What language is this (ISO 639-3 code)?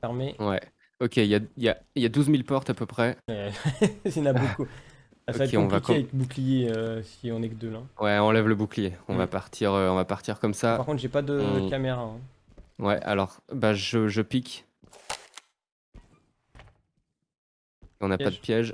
fra